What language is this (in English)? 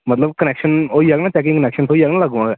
Dogri